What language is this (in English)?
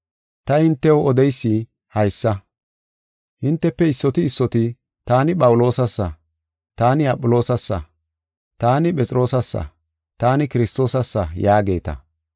Gofa